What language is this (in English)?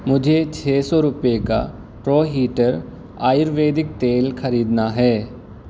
Urdu